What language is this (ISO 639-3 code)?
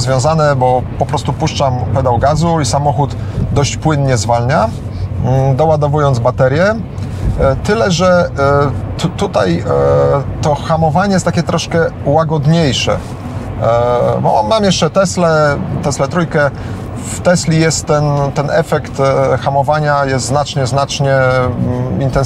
pol